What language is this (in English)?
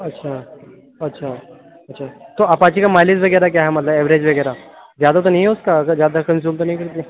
Urdu